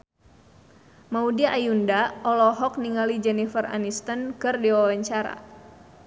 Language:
Sundanese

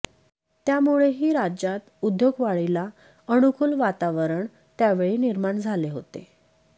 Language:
Marathi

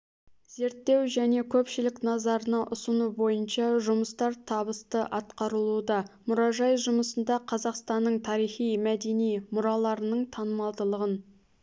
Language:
Kazakh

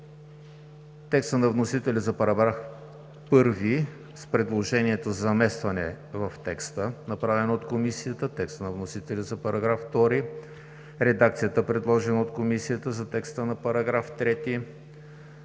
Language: Bulgarian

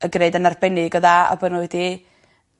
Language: Welsh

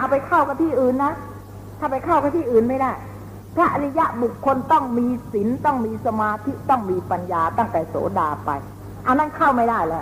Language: Thai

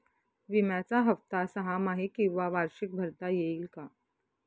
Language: Marathi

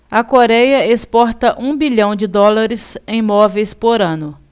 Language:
Portuguese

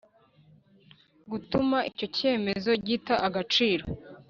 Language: Kinyarwanda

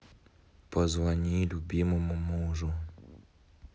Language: Russian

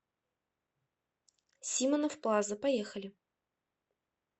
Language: Russian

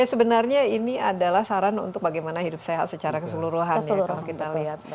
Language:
Indonesian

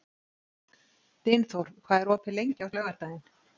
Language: Icelandic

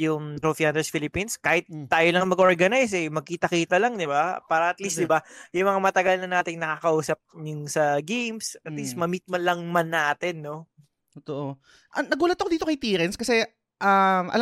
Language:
Filipino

